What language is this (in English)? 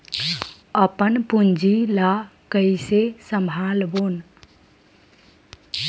Chhattisgarhi